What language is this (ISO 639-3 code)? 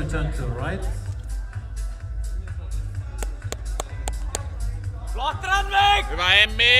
fin